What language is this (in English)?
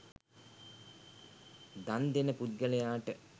Sinhala